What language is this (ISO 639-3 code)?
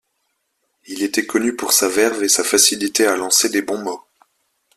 fra